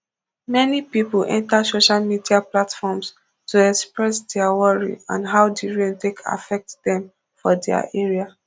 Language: Nigerian Pidgin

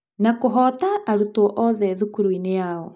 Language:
Kikuyu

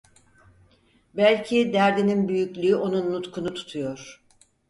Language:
Turkish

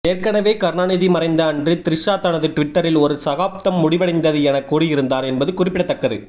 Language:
Tamil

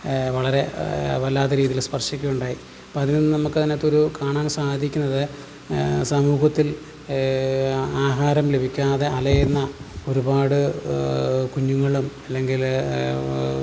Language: Malayalam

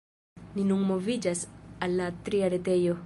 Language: Esperanto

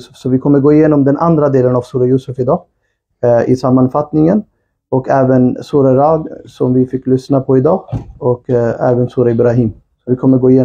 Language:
Swedish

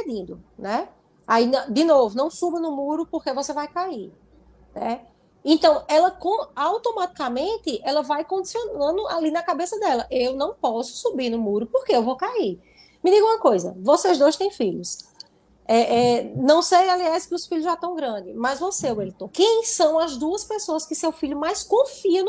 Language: Portuguese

